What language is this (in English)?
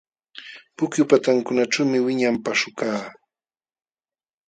Jauja Wanca Quechua